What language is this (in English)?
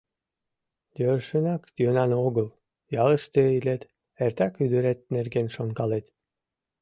Mari